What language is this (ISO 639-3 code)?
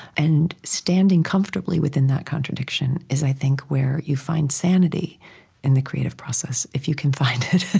eng